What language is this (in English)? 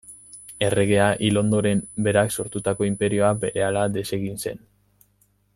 Basque